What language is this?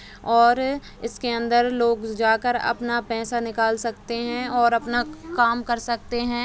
Hindi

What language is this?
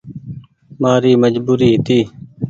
Goaria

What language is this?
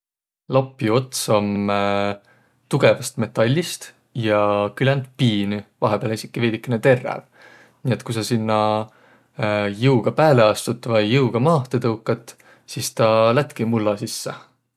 Võro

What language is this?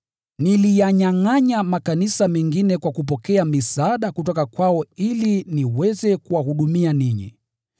Swahili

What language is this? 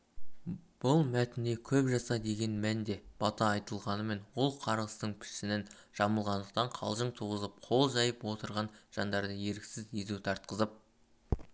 Kazakh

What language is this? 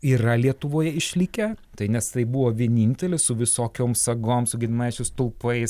Lithuanian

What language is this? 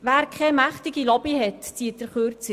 Swiss German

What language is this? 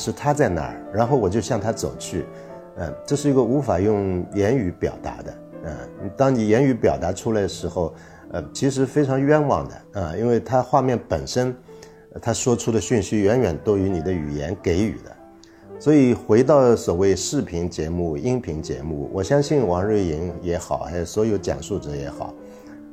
Chinese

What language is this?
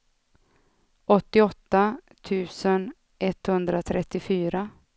Swedish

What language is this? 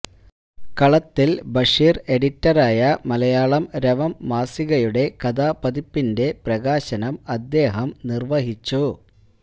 Malayalam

